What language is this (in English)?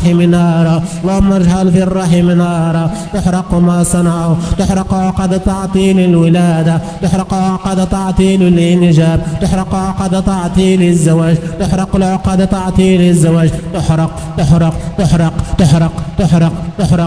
Arabic